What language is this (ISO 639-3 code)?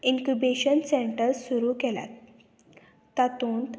kok